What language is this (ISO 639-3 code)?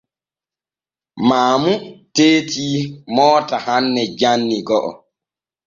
fue